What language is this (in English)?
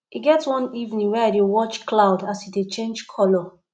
Nigerian Pidgin